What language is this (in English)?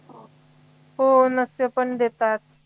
Marathi